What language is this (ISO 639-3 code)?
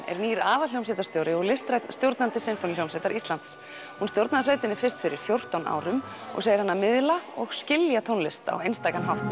isl